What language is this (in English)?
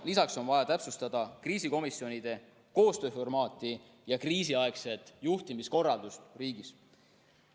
Estonian